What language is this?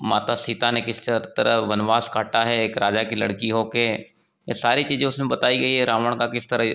Hindi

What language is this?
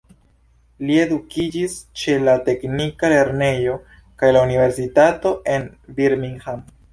Esperanto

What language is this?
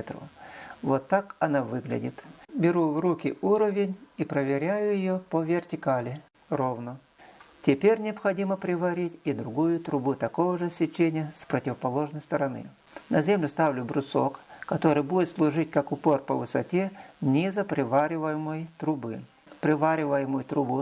Russian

